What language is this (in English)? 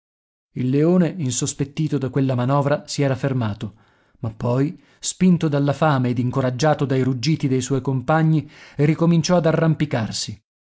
Italian